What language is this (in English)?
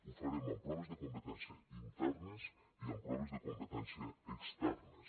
Catalan